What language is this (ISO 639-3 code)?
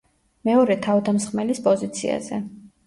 kat